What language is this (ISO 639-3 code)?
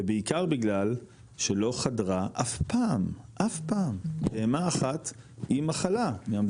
heb